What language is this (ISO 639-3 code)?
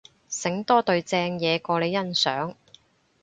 yue